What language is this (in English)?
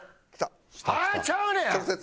Japanese